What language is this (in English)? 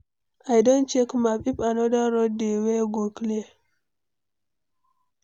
Nigerian Pidgin